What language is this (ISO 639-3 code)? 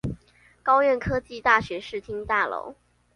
zho